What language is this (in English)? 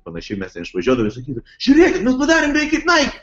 Lithuanian